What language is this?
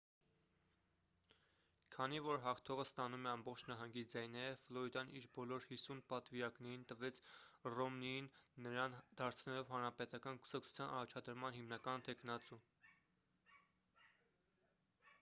Armenian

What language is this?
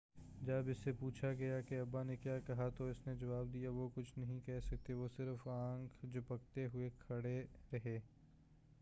Urdu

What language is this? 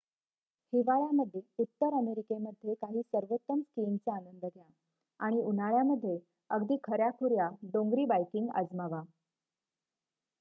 Marathi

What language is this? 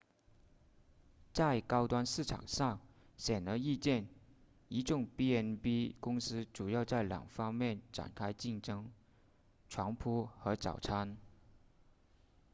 Chinese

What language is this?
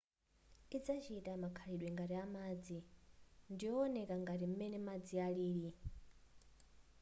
Nyanja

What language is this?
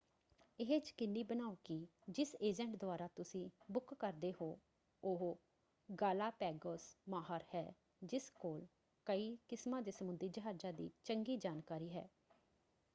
Punjabi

